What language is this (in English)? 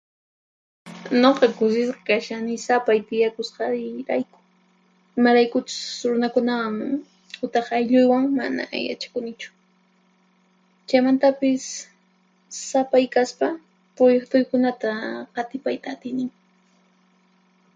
Puno Quechua